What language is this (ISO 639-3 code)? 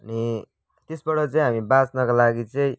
nep